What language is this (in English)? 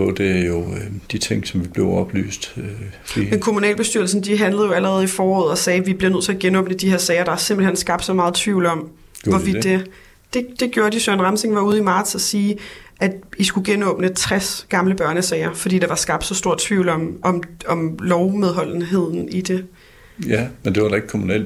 Danish